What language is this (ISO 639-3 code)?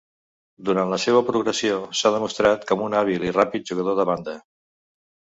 cat